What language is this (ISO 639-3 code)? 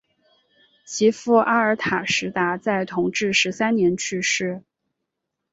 zho